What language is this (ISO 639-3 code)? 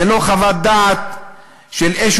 heb